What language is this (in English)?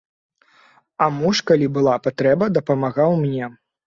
Belarusian